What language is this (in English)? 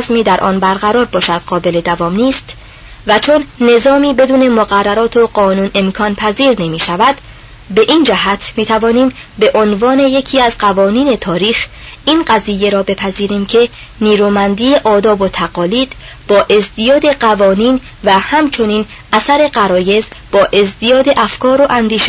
Persian